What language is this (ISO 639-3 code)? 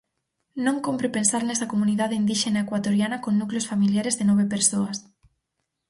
glg